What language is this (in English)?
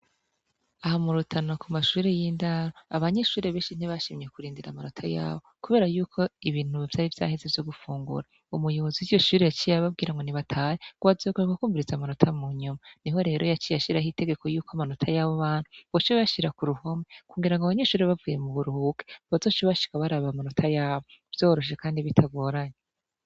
Rundi